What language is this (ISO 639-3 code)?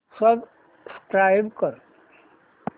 mar